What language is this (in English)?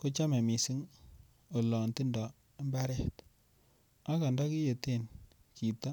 Kalenjin